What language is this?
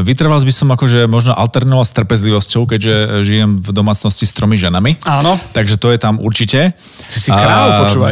Slovak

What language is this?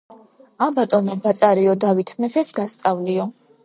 Georgian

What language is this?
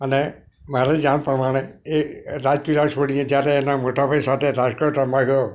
Gujarati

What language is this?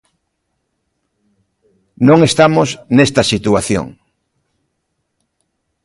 Galician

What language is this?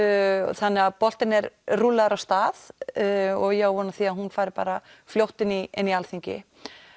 Icelandic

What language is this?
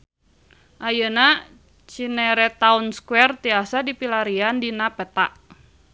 Sundanese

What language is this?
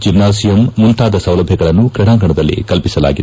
Kannada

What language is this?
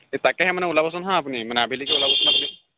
Assamese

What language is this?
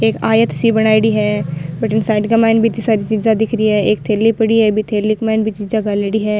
Rajasthani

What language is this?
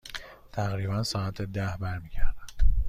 Persian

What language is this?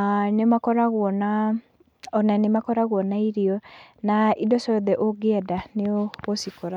Kikuyu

